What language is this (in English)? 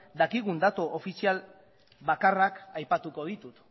Basque